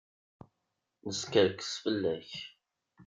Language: Kabyle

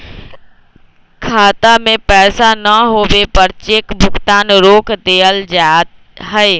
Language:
Magahi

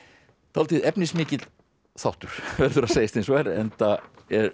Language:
Icelandic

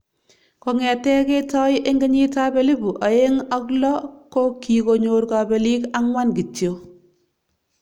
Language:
Kalenjin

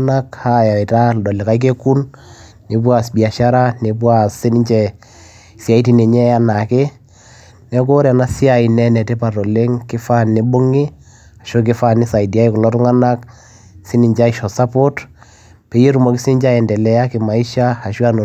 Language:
Masai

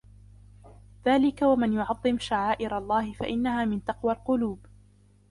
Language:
Arabic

